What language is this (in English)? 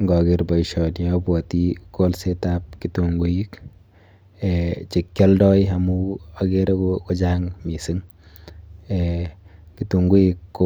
Kalenjin